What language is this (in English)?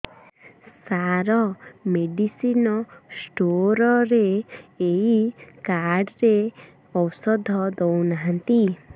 Odia